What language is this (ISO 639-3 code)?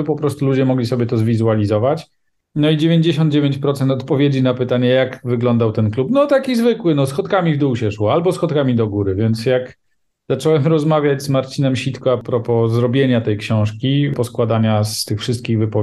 pol